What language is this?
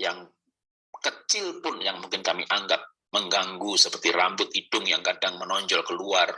Indonesian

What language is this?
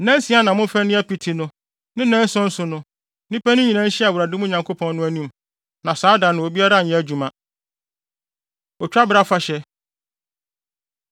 Akan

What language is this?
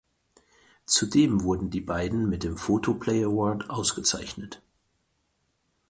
German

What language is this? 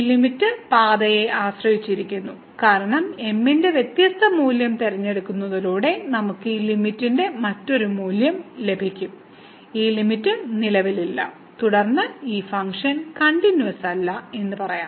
Malayalam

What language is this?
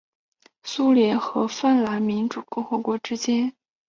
Chinese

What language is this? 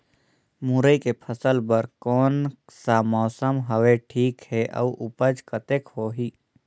Chhattisgarhi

